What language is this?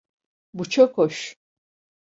Turkish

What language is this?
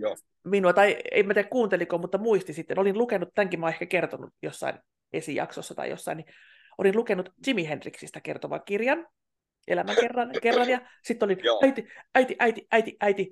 Finnish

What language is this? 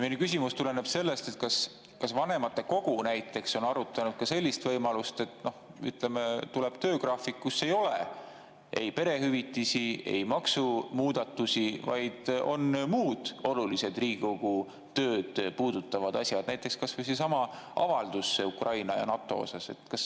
Estonian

